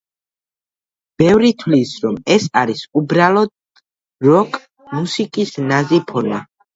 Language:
Georgian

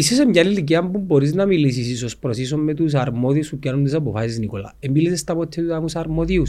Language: Greek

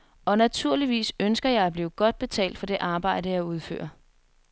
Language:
Danish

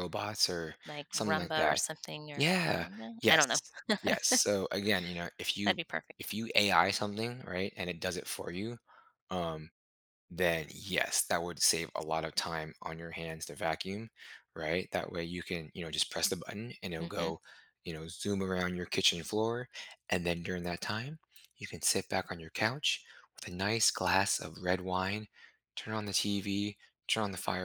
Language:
English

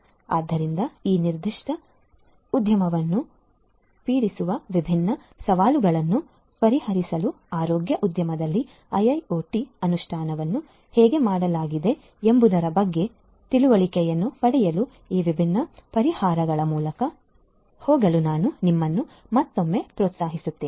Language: Kannada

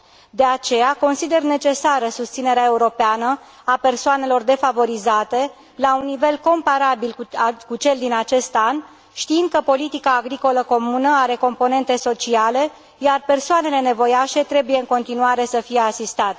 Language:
Romanian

